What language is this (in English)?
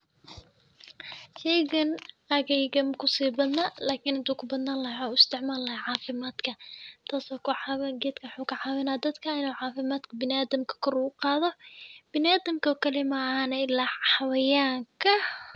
Somali